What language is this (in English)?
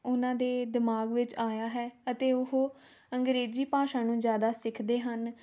Punjabi